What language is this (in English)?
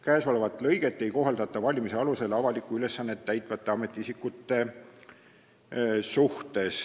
Estonian